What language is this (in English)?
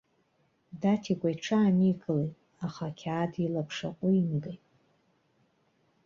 Abkhazian